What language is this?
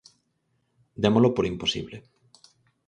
Galician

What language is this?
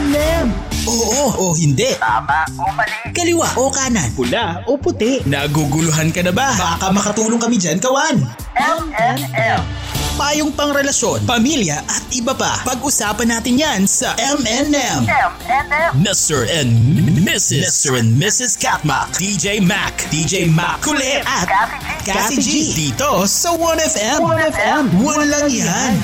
Filipino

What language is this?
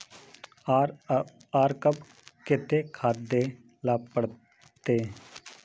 Magahi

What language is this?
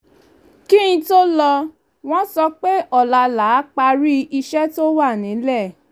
Yoruba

